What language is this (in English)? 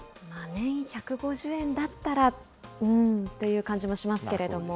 Japanese